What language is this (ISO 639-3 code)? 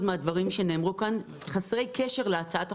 heb